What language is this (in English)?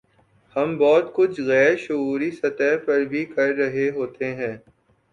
Urdu